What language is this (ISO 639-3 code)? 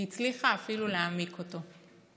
heb